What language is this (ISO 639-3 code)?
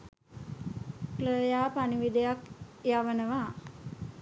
sin